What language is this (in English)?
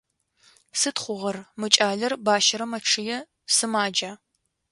Adyghe